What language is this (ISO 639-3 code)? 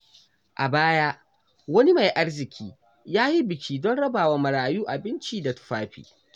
hau